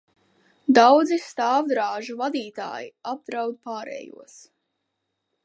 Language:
Latvian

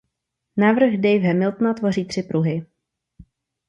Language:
Czech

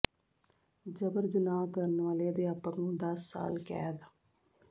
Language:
Punjabi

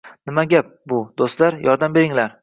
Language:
Uzbek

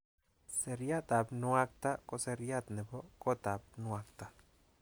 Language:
Kalenjin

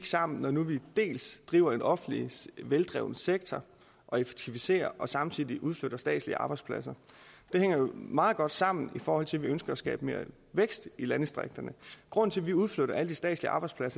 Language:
Danish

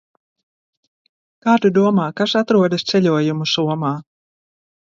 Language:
Latvian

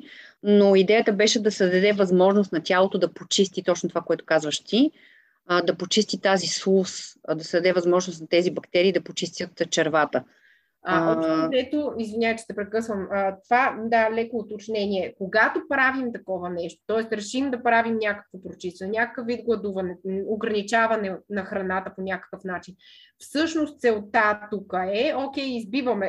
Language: Bulgarian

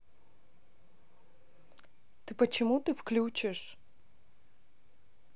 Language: Russian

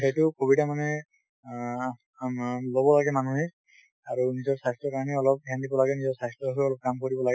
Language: Assamese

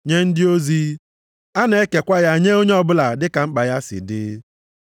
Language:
Igbo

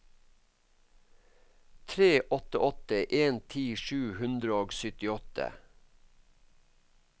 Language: Norwegian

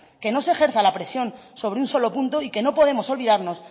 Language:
Spanish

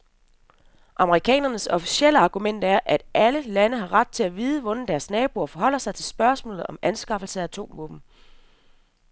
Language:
Danish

